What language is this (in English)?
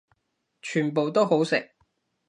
Cantonese